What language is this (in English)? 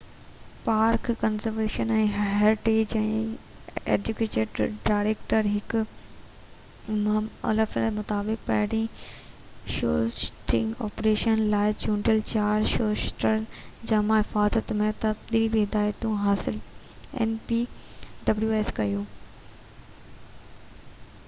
Sindhi